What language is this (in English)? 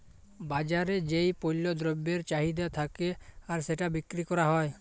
Bangla